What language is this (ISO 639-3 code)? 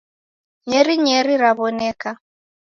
dav